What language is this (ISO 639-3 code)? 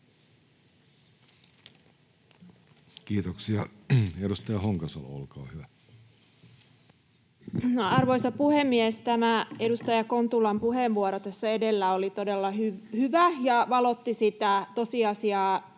fin